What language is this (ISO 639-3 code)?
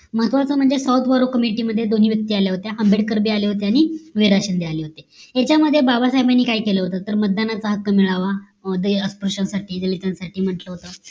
mar